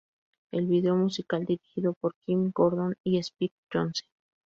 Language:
Spanish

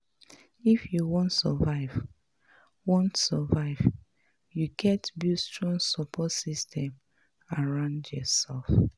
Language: Nigerian Pidgin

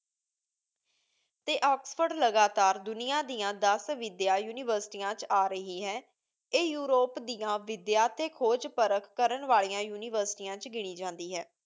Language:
Punjabi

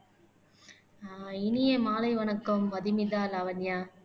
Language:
Tamil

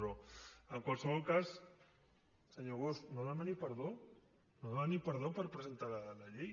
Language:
Catalan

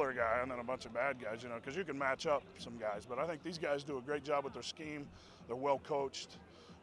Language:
English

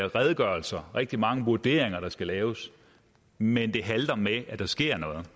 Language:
Danish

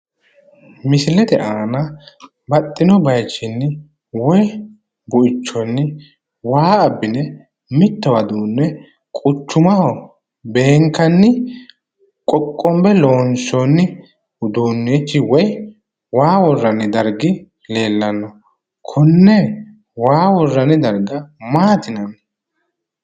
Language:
Sidamo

